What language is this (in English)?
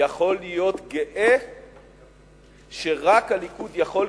Hebrew